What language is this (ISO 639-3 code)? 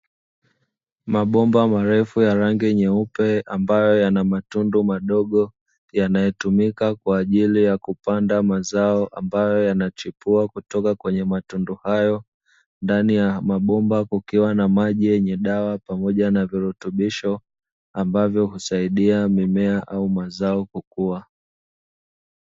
swa